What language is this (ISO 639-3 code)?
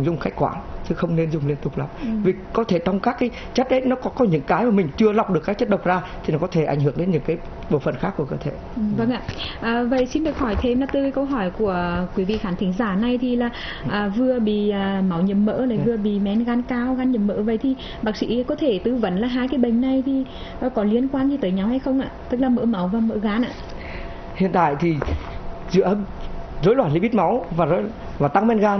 vie